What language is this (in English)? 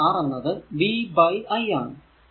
Malayalam